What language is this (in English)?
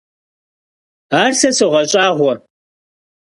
Kabardian